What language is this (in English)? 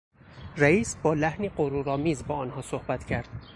Persian